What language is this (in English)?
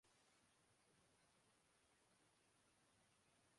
Urdu